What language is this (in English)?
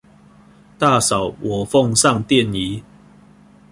Chinese